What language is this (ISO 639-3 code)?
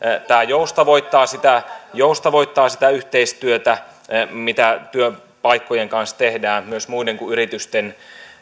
fin